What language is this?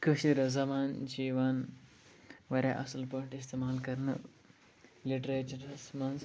Kashmiri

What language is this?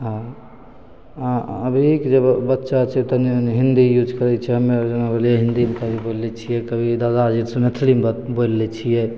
Maithili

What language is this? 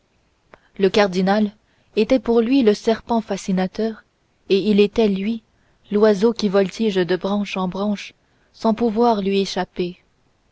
French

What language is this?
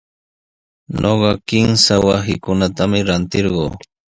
Sihuas Ancash Quechua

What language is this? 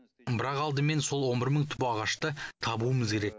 Kazakh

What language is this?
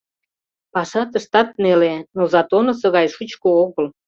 Mari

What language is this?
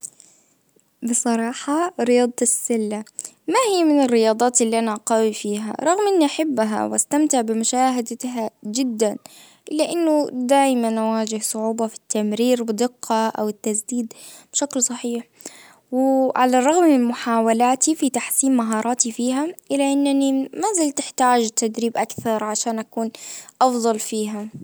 Najdi Arabic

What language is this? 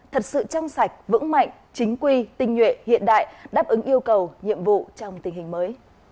Vietnamese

